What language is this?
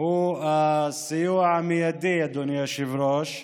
Hebrew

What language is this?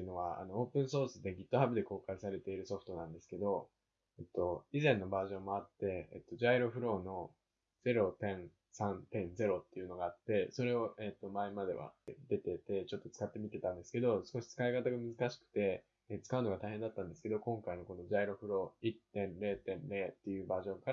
Japanese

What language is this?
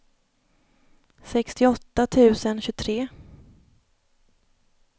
Swedish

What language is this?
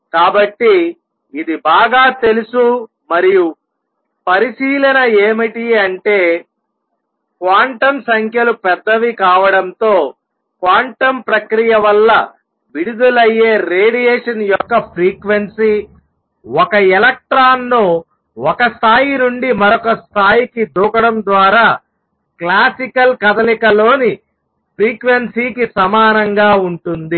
Telugu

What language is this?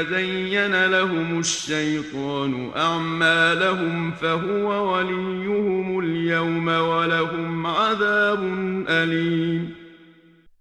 Persian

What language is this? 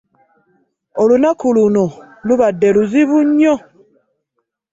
Ganda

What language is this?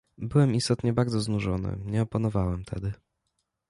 Polish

